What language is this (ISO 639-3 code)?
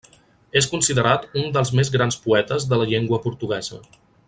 cat